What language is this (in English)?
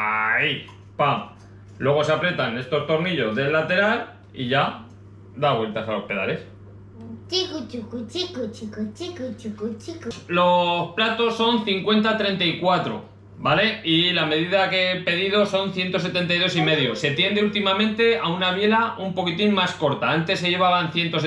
Spanish